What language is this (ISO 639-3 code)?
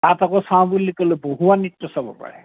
asm